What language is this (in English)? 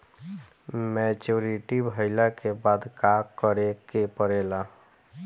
Bhojpuri